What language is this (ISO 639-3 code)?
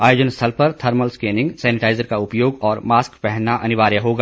hin